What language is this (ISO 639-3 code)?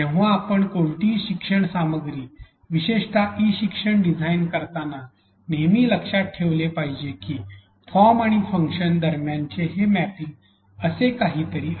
mar